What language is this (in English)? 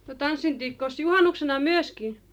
Finnish